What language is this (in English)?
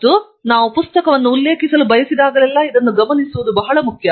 Kannada